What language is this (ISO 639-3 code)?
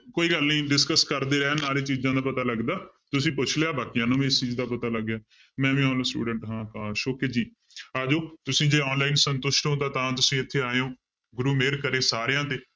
pan